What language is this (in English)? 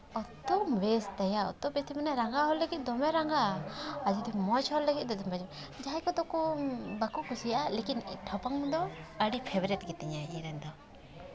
Santali